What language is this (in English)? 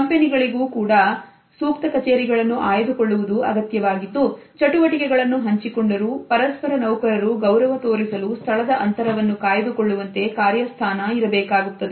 Kannada